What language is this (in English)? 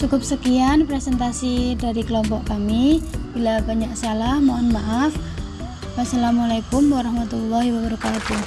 Indonesian